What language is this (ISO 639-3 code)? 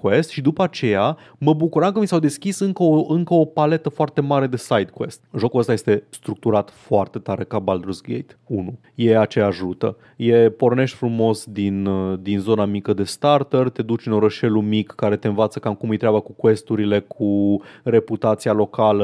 ron